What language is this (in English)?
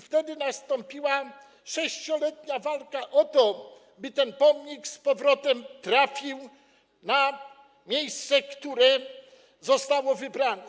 Polish